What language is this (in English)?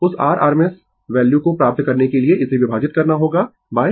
Hindi